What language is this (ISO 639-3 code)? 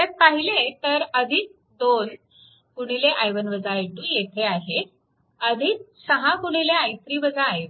mar